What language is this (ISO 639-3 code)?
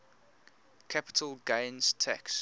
eng